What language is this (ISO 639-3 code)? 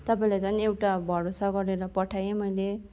nep